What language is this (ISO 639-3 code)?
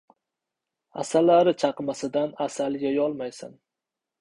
uzb